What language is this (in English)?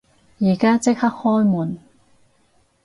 Cantonese